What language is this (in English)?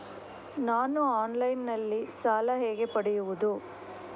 Kannada